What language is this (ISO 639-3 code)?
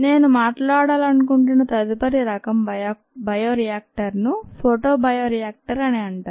tel